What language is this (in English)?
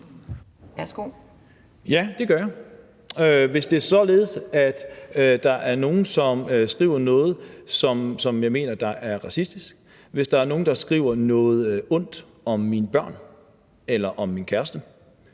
Danish